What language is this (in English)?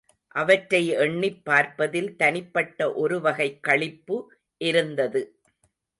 Tamil